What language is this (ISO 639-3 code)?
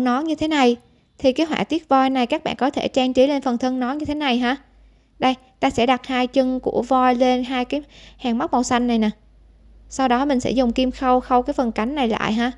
vie